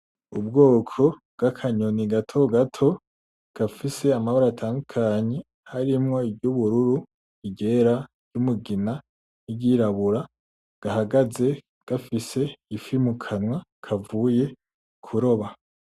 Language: Rundi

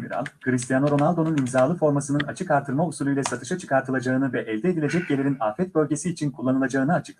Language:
Turkish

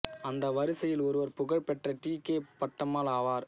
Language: Tamil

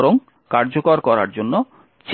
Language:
Bangla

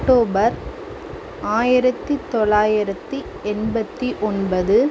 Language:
Tamil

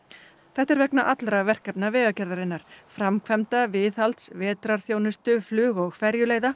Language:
Icelandic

